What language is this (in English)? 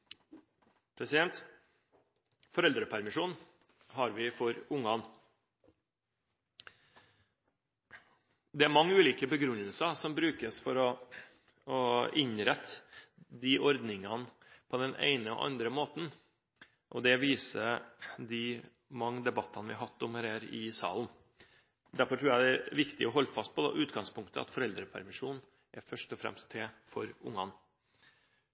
Norwegian Bokmål